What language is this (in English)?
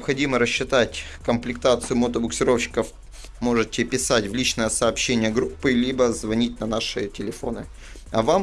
Russian